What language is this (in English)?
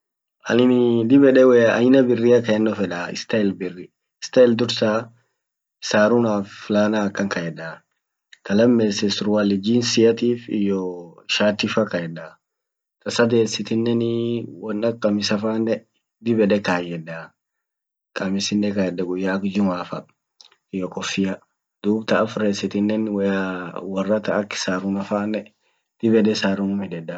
Orma